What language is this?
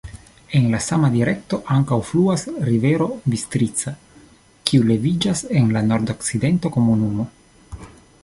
Esperanto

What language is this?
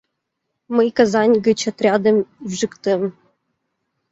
Mari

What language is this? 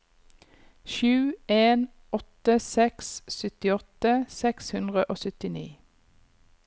Norwegian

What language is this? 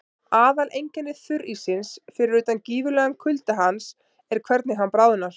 Icelandic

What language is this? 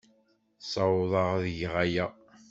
Kabyle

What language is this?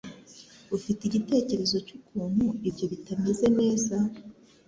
Kinyarwanda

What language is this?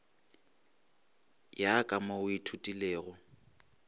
Northern Sotho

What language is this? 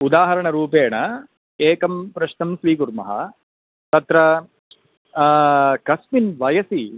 Sanskrit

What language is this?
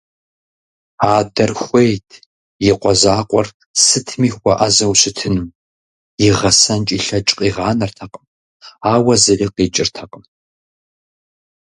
Kabardian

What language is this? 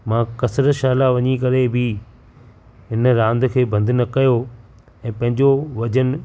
Sindhi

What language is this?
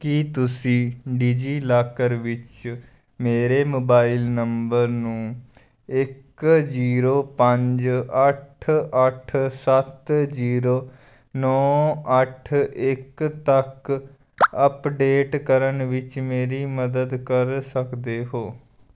Punjabi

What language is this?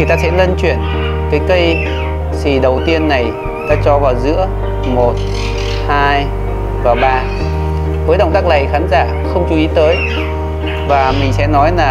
Vietnamese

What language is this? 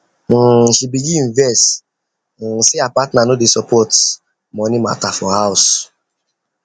Nigerian Pidgin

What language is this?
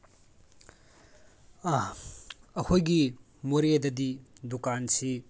Manipuri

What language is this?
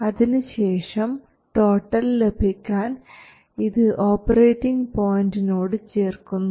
Malayalam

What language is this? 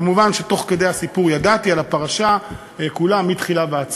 Hebrew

